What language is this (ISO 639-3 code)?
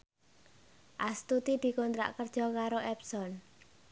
jav